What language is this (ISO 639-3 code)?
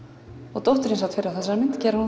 isl